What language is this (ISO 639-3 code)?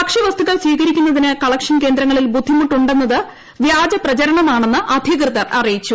mal